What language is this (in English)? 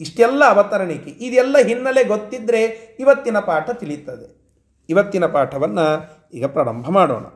Kannada